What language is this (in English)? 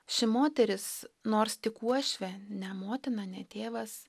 Lithuanian